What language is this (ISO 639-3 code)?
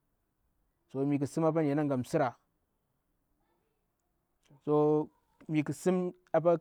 bwr